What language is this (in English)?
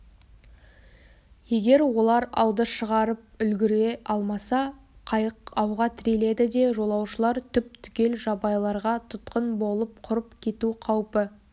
Kazakh